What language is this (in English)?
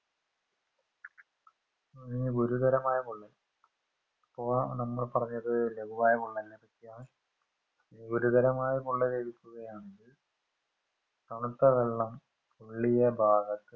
Malayalam